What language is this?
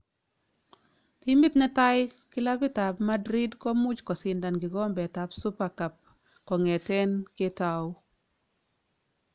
Kalenjin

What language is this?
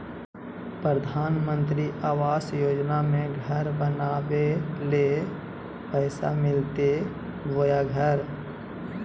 Magahi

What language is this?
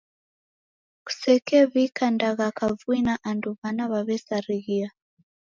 Taita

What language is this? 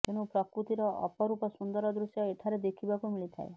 Odia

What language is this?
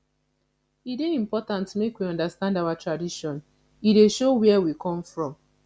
Nigerian Pidgin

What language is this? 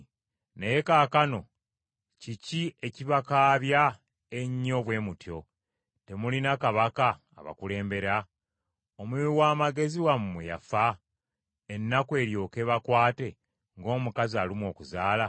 Ganda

